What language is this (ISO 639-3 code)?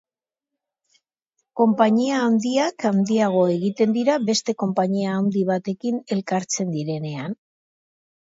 eus